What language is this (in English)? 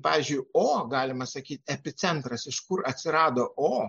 Lithuanian